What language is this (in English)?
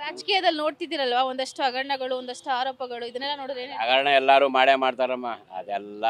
Kannada